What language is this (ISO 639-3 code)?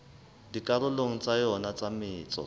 sot